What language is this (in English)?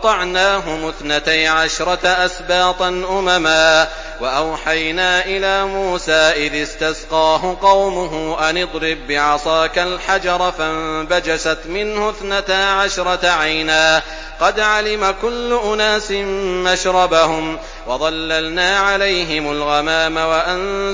Arabic